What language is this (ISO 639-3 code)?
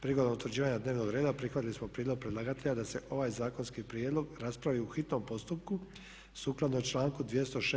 hrv